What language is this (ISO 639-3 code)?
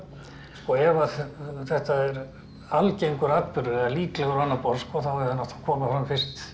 isl